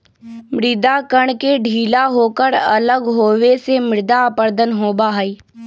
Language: Magahi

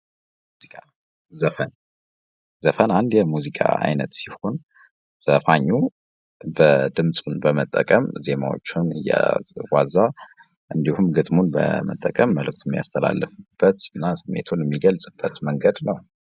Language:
Amharic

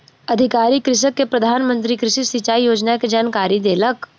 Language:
Maithili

